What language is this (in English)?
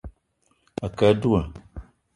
Eton (Cameroon)